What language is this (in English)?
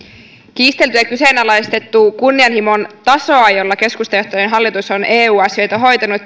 Finnish